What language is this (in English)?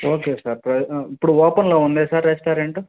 Telugu